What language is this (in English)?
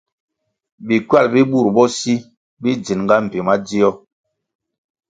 Kwasio